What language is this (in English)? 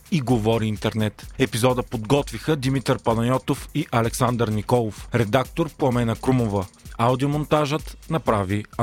Bulgarian